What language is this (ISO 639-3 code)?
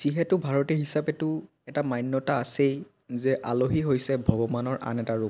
asm